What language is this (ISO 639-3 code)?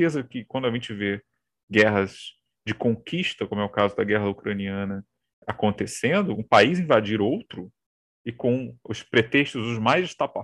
por